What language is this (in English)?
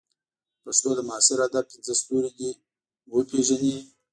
Pashto